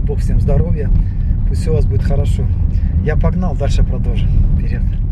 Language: Russian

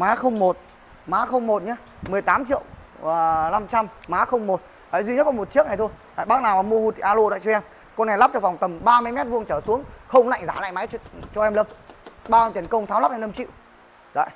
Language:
Vietnamese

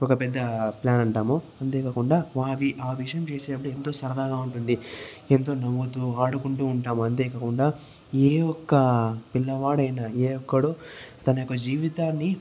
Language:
Telugu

